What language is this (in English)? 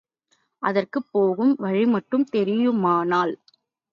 Tamil